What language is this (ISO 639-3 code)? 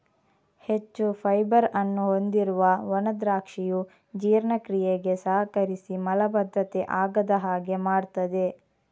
kan